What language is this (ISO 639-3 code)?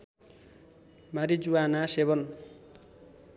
nep